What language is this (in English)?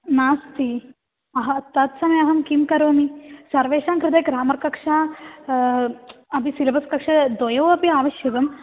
Sanskrit